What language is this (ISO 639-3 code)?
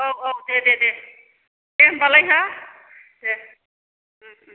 brx